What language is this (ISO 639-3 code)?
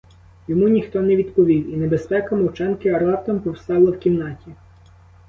ukr